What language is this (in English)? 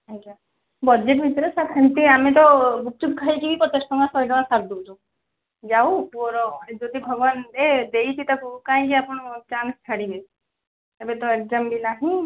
Odia